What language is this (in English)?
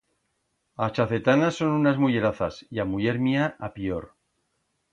Aragonese